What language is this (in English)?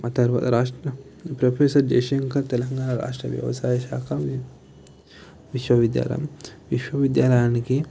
Telugu